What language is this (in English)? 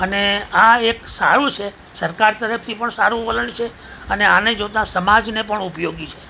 Gujarati